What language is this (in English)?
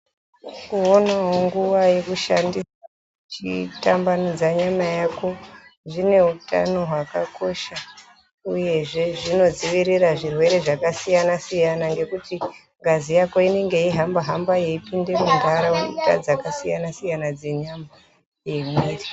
Ndau